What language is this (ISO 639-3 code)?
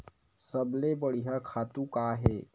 hne